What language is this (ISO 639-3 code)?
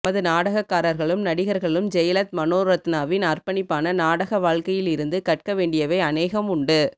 tam